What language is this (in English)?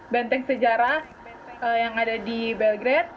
Indonesian